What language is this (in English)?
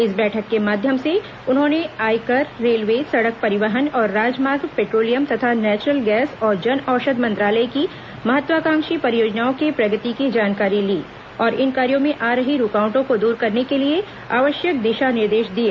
Hindi